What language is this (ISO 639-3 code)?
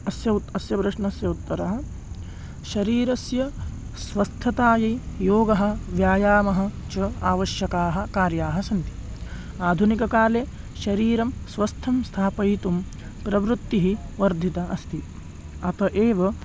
san